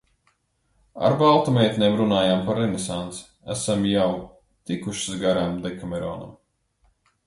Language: Latvian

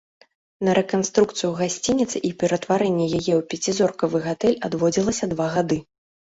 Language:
Belarusian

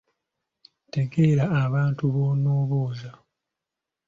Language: Ganda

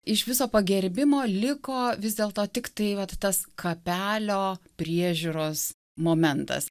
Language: Lithuanian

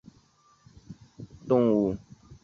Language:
Chinese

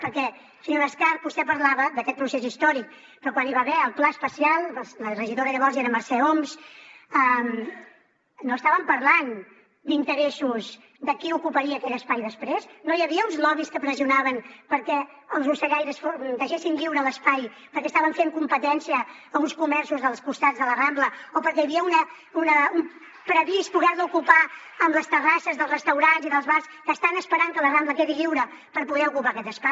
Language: Catalan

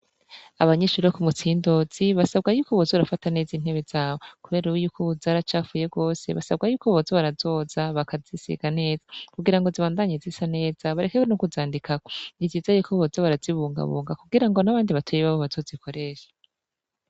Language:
Rundi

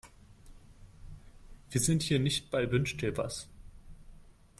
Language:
German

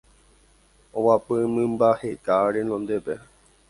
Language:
Guarani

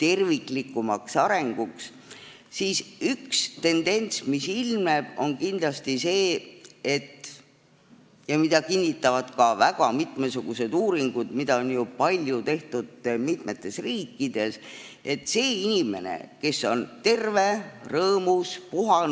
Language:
Estonian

